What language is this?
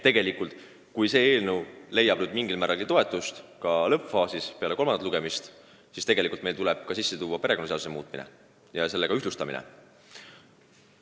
Estonian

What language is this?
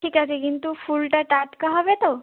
Bangla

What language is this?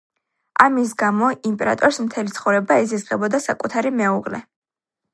Georgian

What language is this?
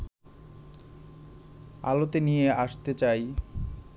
Bangla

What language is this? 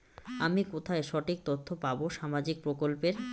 Bangla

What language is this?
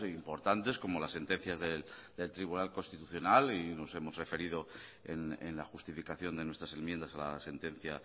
Spanish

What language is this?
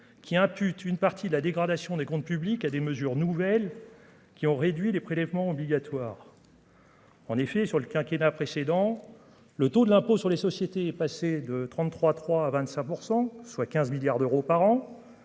French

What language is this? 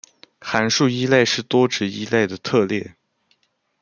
Chinese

